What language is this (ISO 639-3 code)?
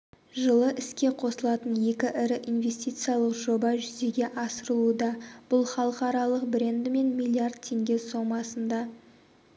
kaz